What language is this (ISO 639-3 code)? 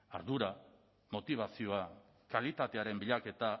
eus